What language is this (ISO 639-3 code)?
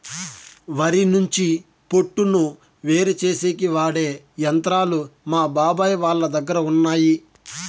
tel